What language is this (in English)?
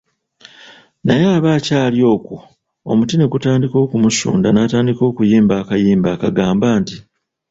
Ganda